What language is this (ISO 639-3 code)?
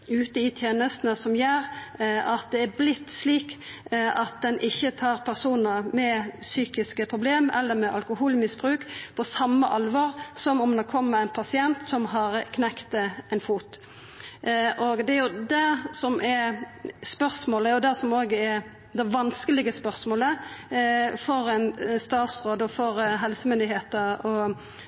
nno